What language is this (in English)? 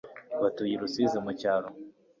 Kinyarwanda